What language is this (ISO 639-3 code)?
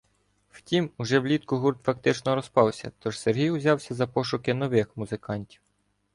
ukr